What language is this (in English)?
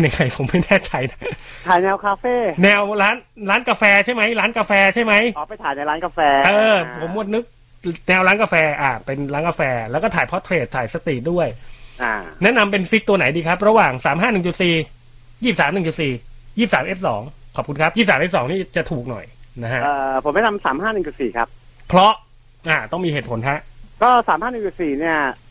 Thai